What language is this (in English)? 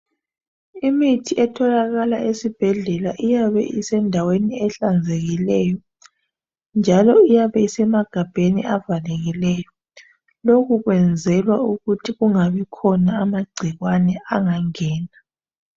North Ndebele